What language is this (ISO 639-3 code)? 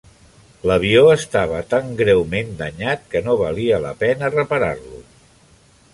cat